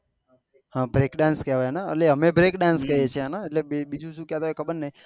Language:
Gujarati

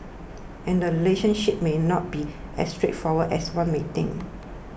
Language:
English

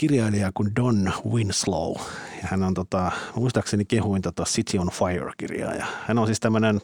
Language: Finnish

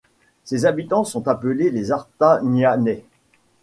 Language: French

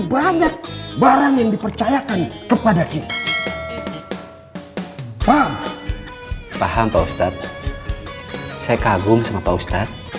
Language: Indonesian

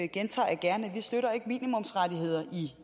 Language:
Danish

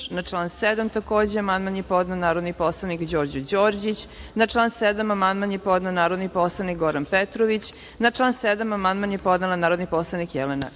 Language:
Serbian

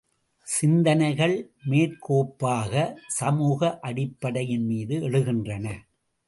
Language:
Tamil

